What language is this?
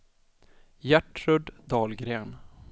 Swedish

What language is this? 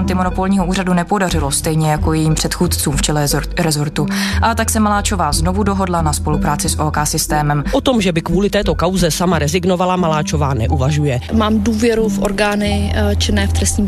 Czech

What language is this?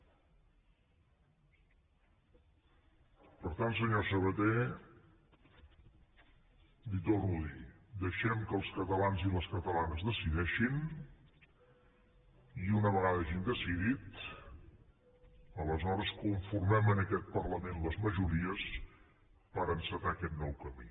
Catalan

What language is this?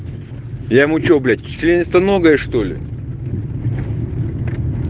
Russian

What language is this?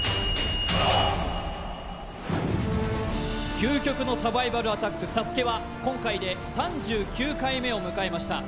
Japanese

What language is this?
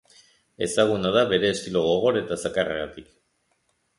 Basque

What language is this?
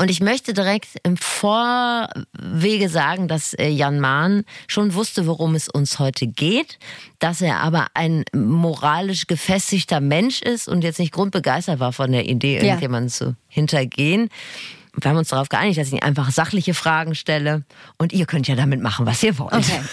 German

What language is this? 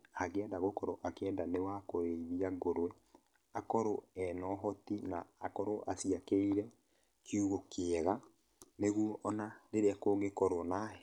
Kikuyu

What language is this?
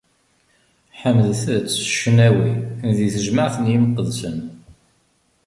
Kabyle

